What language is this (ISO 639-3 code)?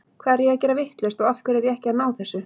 isl